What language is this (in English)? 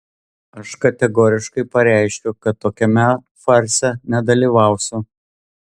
Lithuanian